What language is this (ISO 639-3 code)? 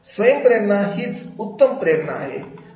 mar